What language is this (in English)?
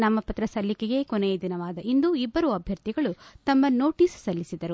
Kannada